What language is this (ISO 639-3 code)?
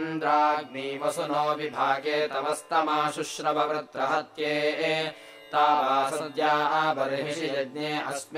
kan